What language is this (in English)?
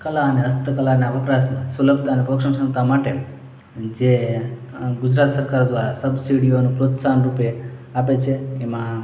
Gujarati